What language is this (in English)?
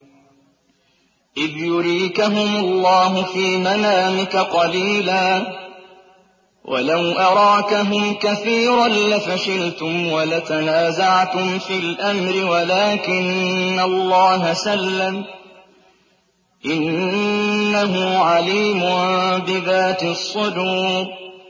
Arabic